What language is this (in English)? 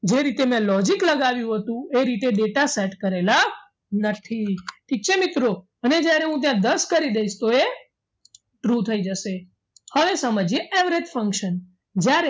Gujarati